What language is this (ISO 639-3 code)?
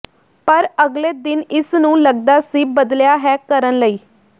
pan